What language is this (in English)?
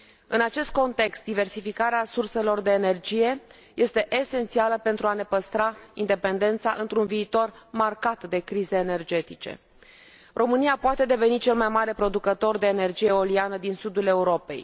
Romanian